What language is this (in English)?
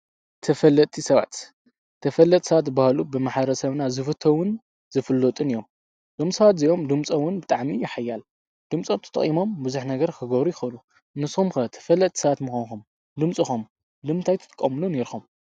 Tigrinya